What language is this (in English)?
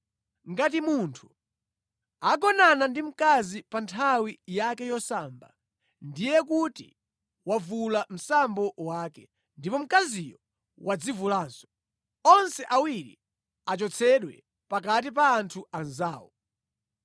Nyanja